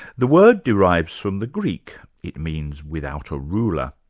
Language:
English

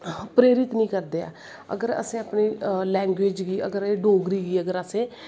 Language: Dogri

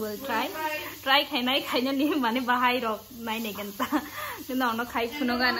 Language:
Thai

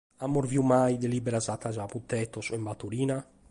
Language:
Sardinian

